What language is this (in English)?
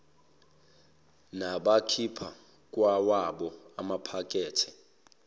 Zulu